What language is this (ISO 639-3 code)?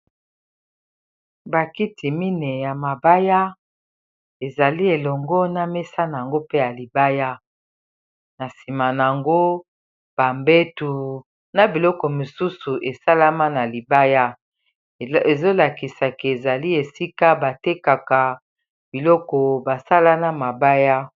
lin